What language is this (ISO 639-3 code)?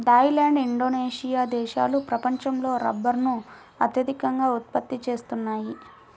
tel